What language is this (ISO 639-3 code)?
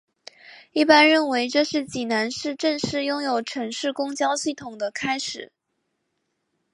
zho